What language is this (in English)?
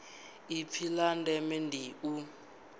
Venda